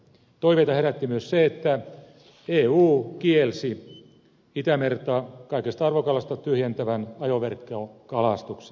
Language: Finnish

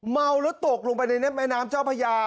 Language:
Thai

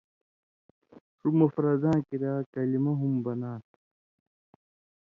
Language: Indus Kohistani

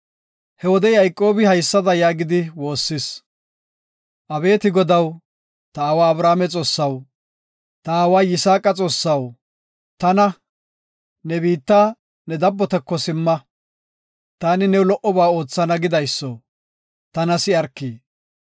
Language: Gofa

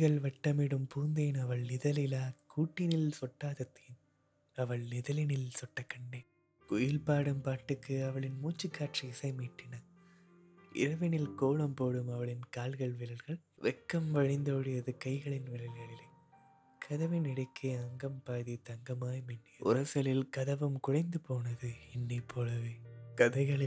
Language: Tamil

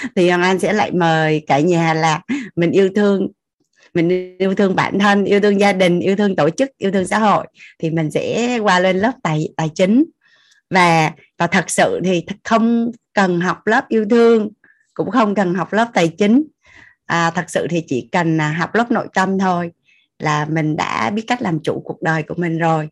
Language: Vietnamese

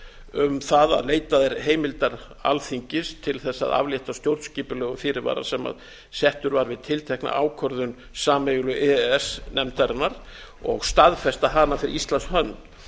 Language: Icelandic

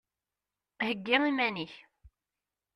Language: Kabyle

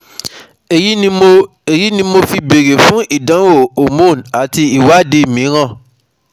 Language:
Yoruba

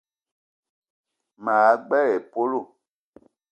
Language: Eton (Cameroon)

